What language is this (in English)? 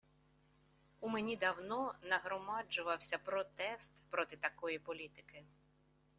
Ukrainian